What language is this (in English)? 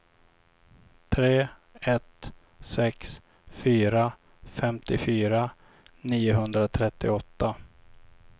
Swedish